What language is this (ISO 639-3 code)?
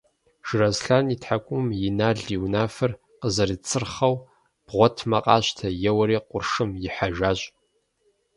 kbd